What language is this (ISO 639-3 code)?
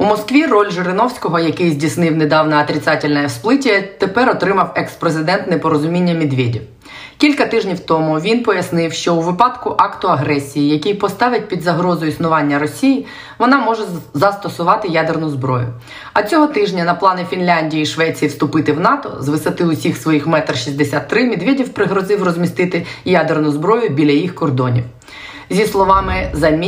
ukr